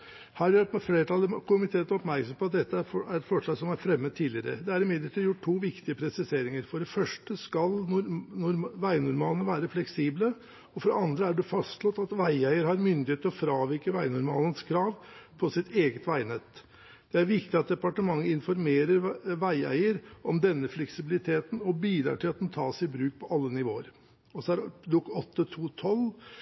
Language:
Norwegian Bokmål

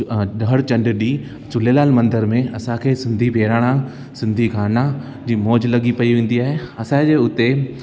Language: Sindhi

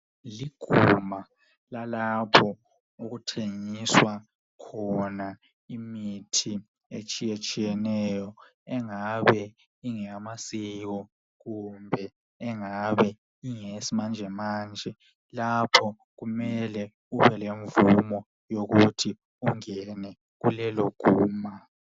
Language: North Ndebele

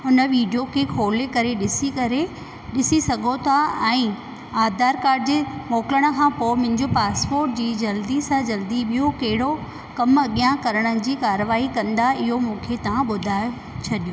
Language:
Sindhi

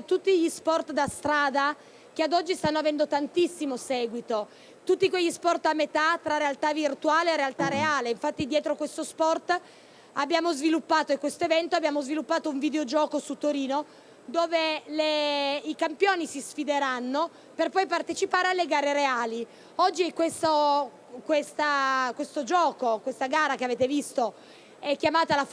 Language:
Italian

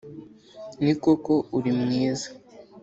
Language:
Kinyarwanda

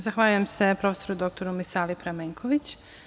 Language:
Serbian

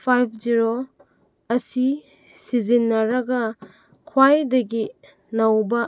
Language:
Manipuri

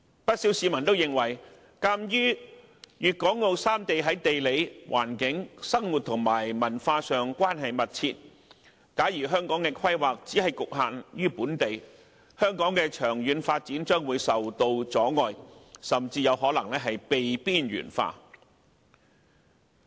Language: Cantonese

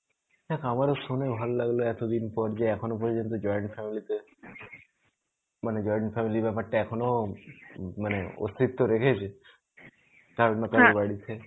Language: Bangla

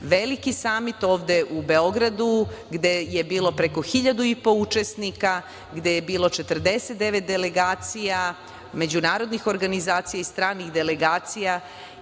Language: Serbian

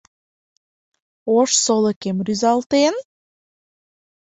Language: Mari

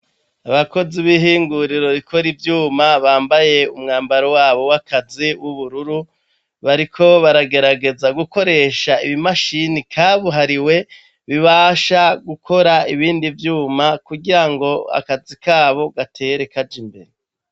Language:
Rundi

